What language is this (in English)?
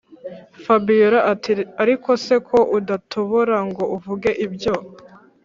Kinyarwanda